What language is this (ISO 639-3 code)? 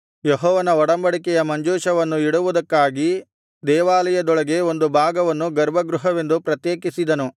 kan